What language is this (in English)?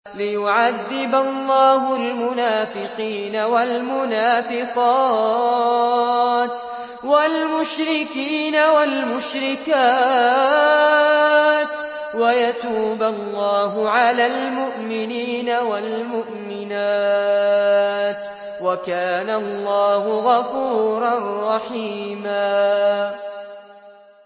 Arabic